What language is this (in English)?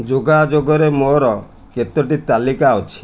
Odia